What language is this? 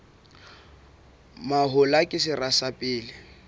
Southern Sotho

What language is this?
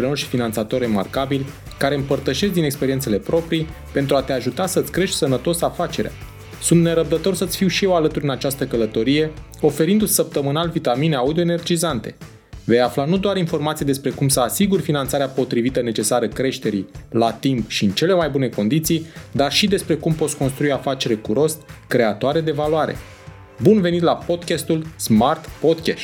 Romanian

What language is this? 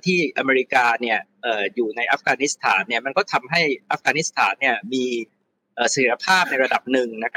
Thai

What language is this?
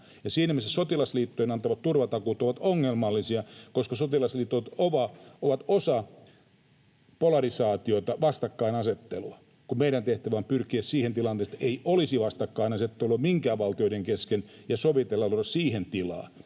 Finnish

